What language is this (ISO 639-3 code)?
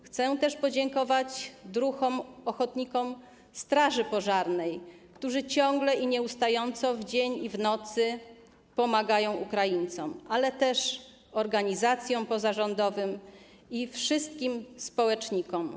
pol